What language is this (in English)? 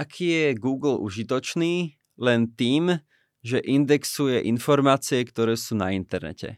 Slovak